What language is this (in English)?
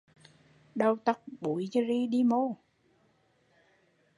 Vietnamese